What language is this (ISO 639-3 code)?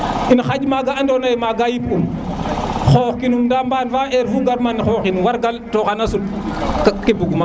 srr